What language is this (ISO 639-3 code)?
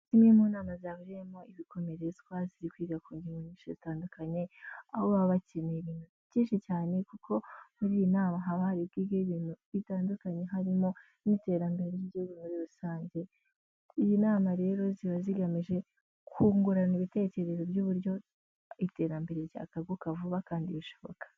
kin